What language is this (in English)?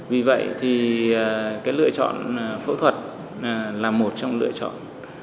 Vietnamese